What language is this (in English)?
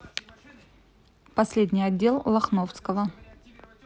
Russian